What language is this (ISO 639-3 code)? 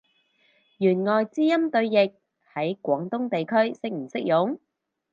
yue